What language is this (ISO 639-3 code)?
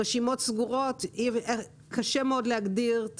heb